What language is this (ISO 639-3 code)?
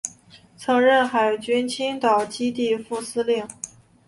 zho